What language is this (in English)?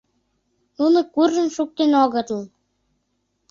Mari